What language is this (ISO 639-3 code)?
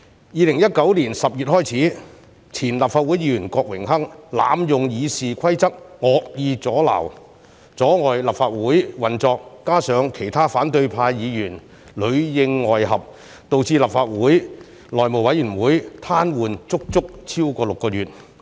yue